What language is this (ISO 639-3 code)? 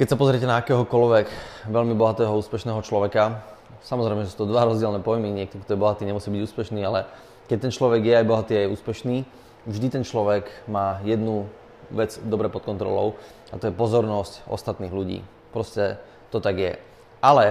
slk